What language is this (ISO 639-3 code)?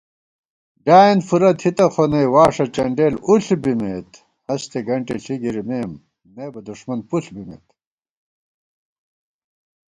gwt